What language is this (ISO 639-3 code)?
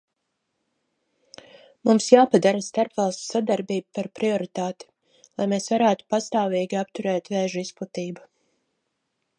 lav